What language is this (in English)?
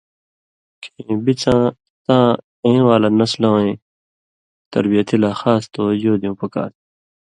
Indus Kohistani